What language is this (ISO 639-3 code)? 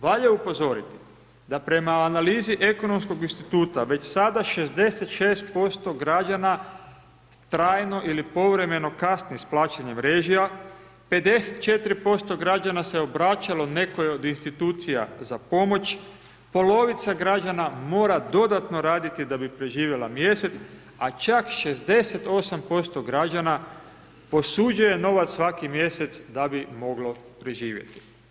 hrv